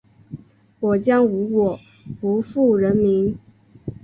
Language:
Chinese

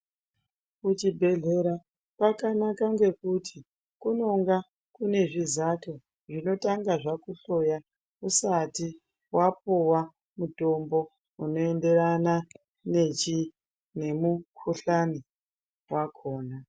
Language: Ndau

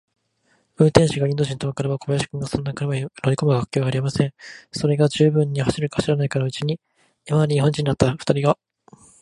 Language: Japanese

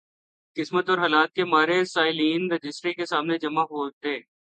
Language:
Urdu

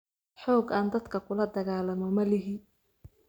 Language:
Somali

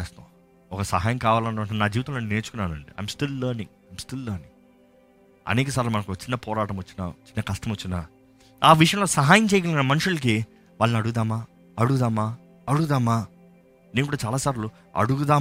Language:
Telugu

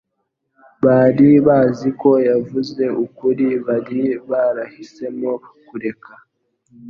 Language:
Kinyarwanda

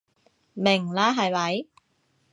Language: Cantonese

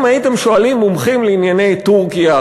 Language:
Hebrew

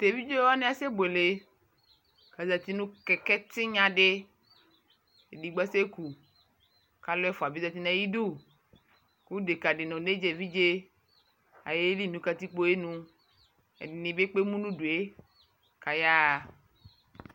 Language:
Ikposo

